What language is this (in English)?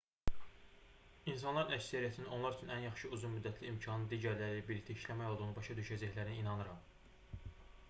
Azerbaijani